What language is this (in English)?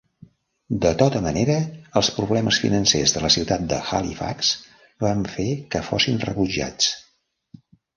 Catalan